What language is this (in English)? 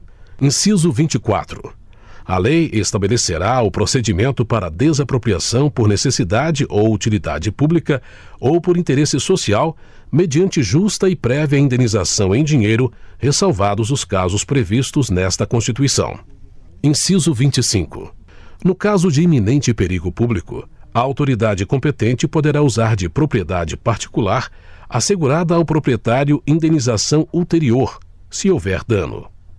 Portuguese